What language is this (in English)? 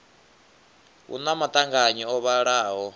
Venda